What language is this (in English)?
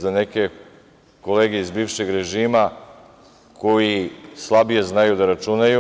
Serbian